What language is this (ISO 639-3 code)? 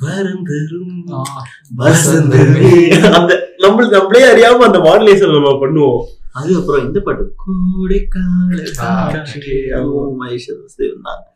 tam